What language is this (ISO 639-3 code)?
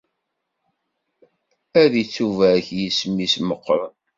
kab